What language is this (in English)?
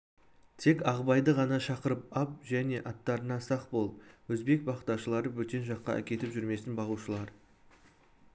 Kazakh